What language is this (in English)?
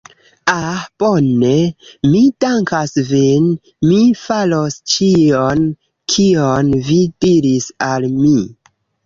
Esperanto